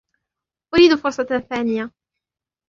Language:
Arabic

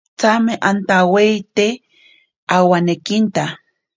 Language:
Ashéninka Perené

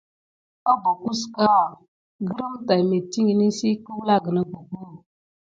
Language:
Gidar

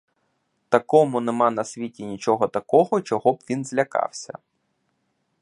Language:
Ukrainian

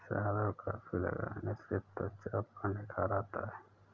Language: Hindi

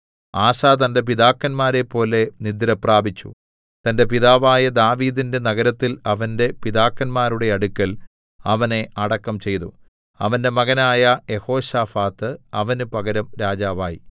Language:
Malayalam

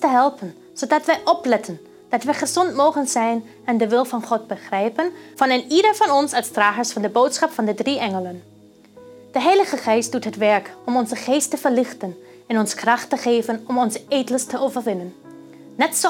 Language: Dutch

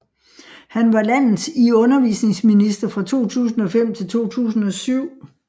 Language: Danish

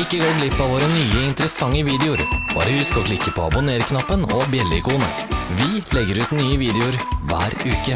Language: Norwegian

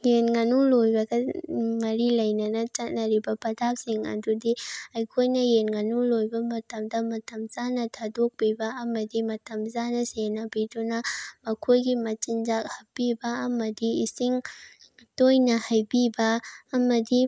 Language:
Manipuri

